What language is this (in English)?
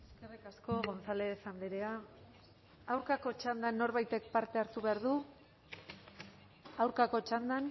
Basque